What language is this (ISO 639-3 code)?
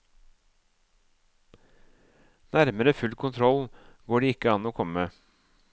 nor